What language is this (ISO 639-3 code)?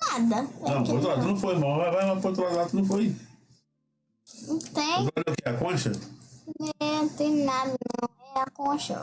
por